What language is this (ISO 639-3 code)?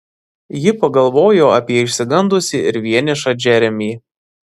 lit